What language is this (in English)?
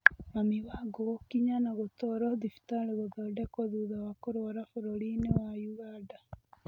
Kikuyu